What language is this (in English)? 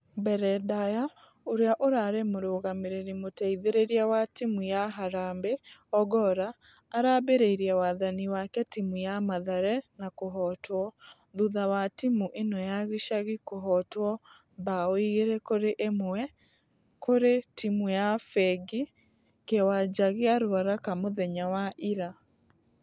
Kikuyu